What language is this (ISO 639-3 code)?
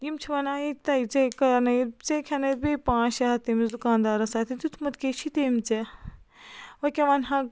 kas